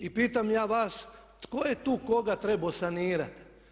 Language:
Croatian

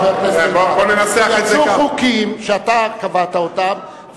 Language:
Hebrew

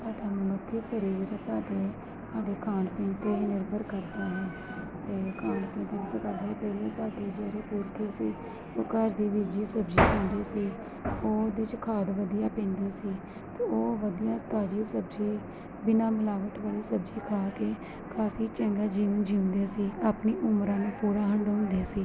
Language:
Punjabi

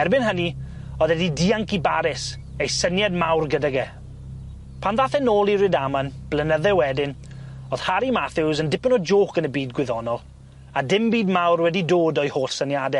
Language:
Welsh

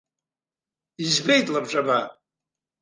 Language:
Abkhazian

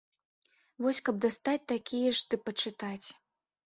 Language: Belarusian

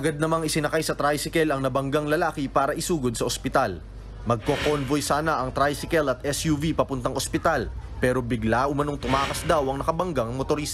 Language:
Filipino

